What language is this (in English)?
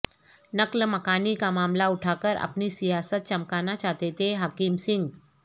Urdu